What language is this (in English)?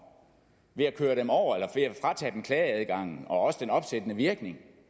Danish